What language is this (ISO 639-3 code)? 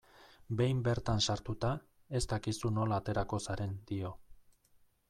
eus